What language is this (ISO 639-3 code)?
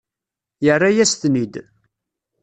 kab